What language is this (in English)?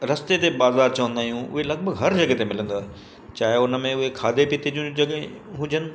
Sindhi